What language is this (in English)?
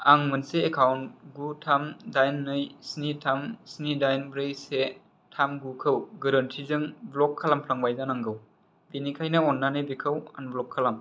Bodo